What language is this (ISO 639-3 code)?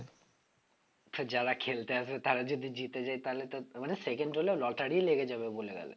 ben